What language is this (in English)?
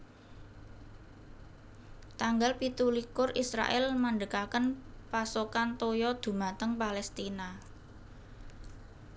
Javanese